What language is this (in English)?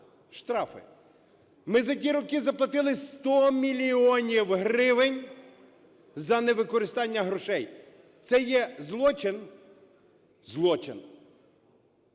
Ukrainian